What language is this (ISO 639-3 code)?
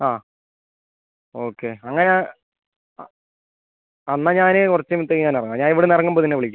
mal